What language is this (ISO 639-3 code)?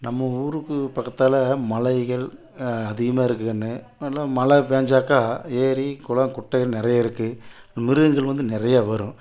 tam